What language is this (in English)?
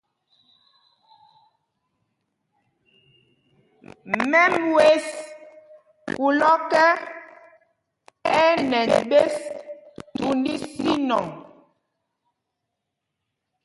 Mpumpong